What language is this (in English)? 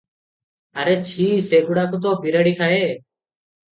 Odia